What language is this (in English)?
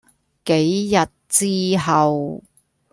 Cantonese